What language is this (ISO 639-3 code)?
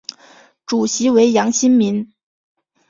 zho